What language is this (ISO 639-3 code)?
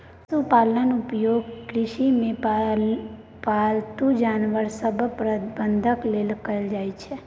mai